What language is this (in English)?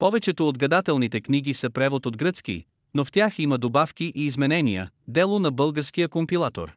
Bulgarian